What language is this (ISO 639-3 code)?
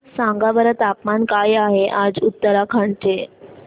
mar